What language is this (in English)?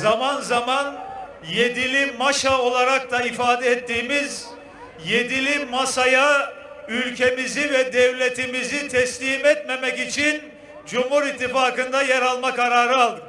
Turkish